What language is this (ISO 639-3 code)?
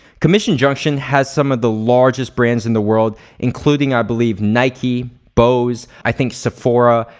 eng